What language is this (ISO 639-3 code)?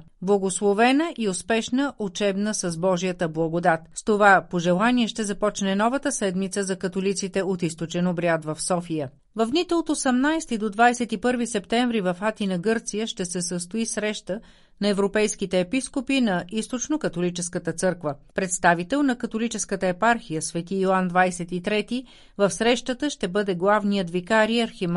bul